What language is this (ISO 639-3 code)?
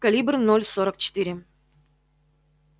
rus